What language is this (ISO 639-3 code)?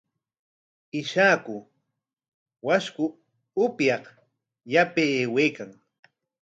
qwa